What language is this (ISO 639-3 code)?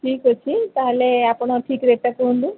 ori